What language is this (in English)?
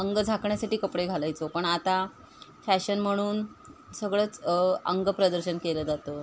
Marathi